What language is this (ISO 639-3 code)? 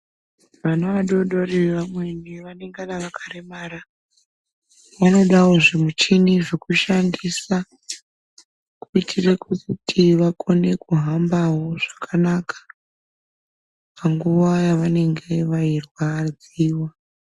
ndc